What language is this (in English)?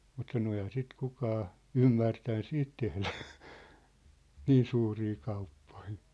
Finnish